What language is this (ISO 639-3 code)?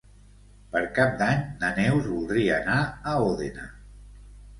cat